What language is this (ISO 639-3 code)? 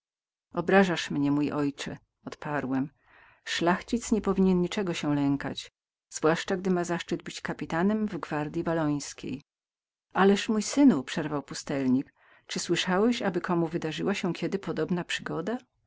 pol